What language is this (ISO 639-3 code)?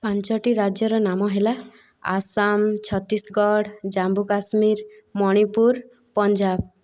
ori